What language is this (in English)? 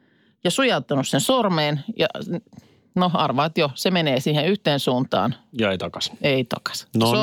Finnish